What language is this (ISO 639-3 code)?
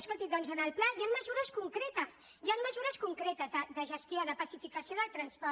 cat